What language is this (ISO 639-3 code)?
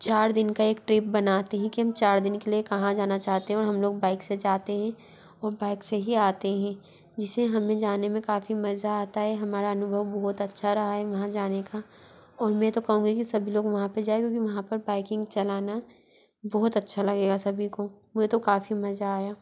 hin